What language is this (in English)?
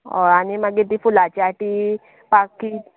Konkani